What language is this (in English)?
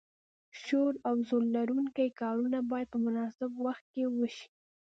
Pashto